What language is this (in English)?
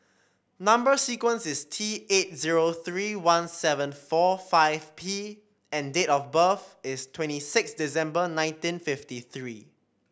English